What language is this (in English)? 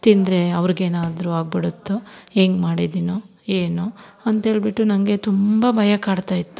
Kannada